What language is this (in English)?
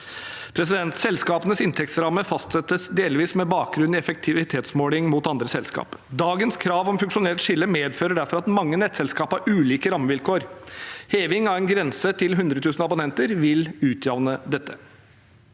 Norwegian